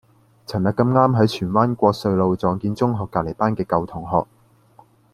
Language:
Cantonese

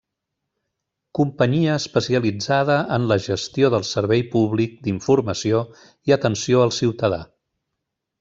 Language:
Catalan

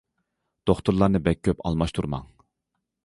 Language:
Uyghur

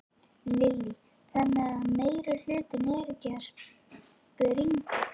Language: Icelandic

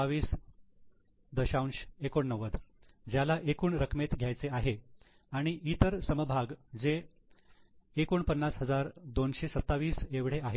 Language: Marathi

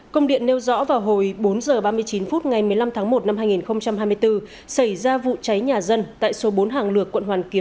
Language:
Vietnamese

